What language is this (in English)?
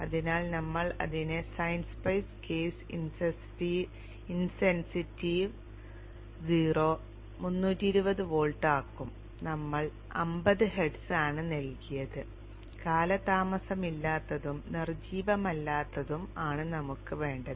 Malayalam